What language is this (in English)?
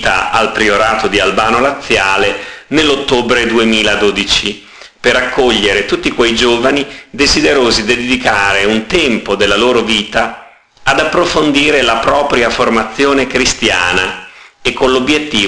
Italian